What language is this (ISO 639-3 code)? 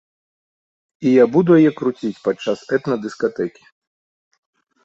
bel